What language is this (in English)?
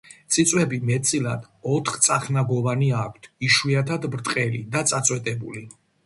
Georgian